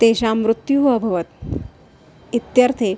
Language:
Sanskrit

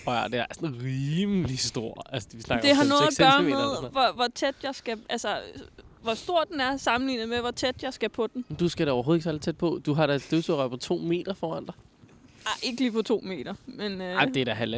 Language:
Danish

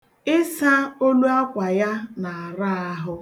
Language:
Igbo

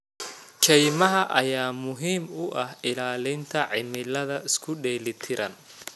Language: Somali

